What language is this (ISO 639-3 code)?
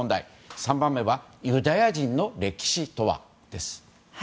jpn